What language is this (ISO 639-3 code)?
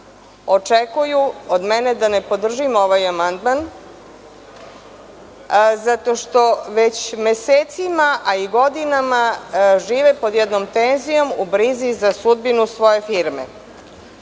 srp